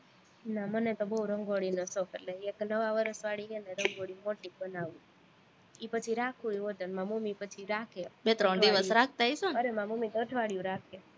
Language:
Gujarati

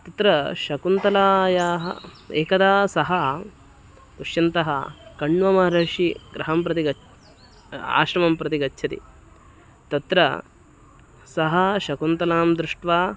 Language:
Sanskrit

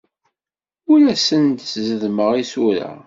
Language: Kabyle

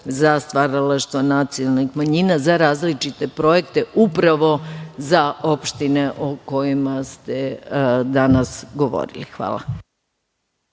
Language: Serbian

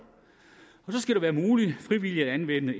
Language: Danish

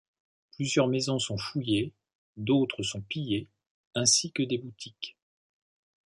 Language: French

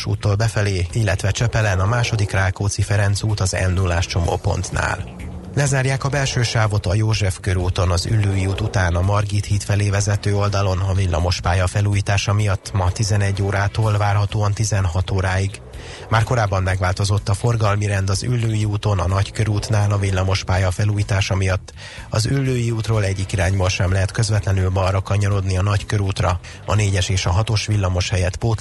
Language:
Hungarian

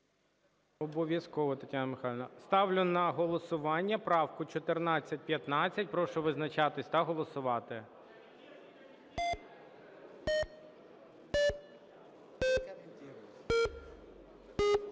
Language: Ukrainian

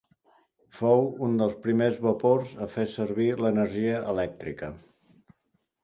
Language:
Catalan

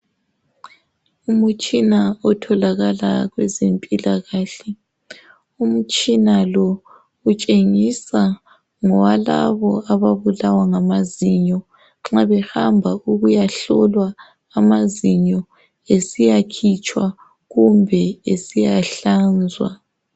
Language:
North Ndebele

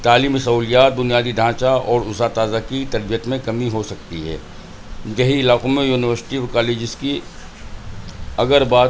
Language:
Urdu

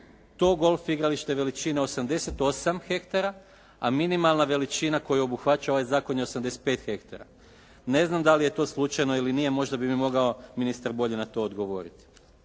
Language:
Croatian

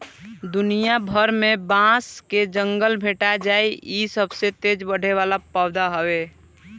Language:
Bhojpuri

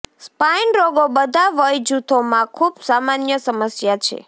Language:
Gujarati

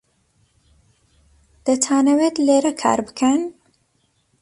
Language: Central Kurdish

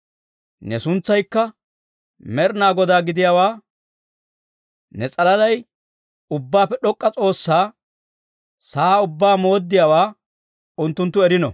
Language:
Dawro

